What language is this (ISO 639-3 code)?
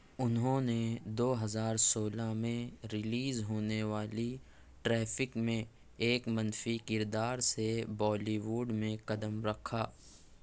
urd